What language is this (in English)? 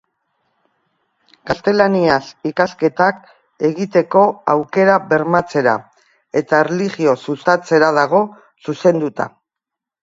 Basque